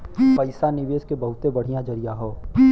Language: Bhojpuri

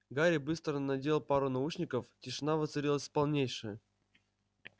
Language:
Russian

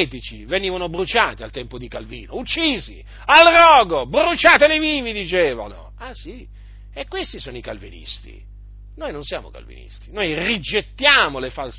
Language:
Italian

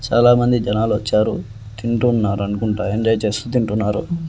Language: Telugu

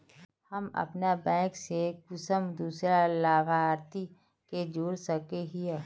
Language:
Magahi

